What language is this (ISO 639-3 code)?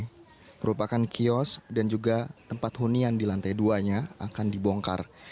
ind